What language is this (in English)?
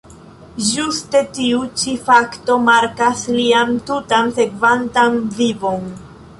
Esperanto